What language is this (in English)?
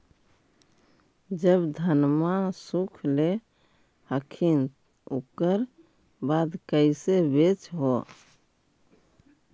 Magahi